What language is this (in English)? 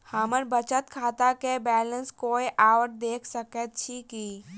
Maithili